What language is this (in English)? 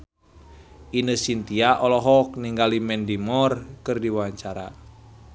Sundanese